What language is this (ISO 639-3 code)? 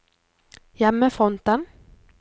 nor